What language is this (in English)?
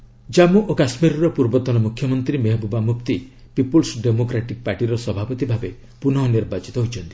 Odia